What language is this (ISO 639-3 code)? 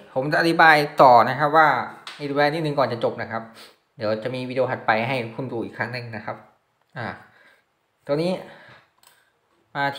tha